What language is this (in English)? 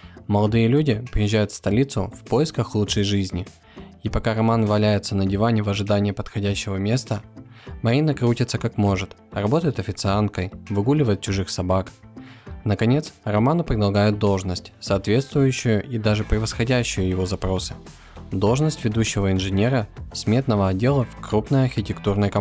Russian